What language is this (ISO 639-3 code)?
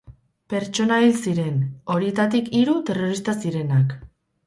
eus